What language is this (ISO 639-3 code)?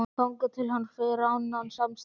isl